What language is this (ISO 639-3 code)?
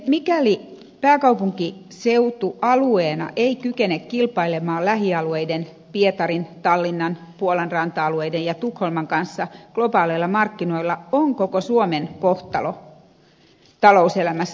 fin